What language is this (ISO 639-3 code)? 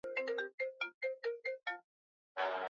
swa